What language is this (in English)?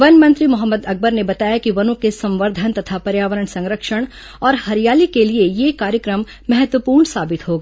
Hindi